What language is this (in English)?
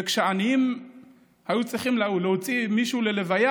Hebrew